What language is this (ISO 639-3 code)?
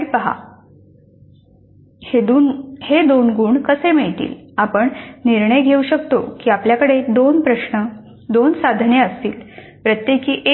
mar